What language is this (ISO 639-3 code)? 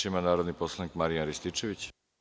srp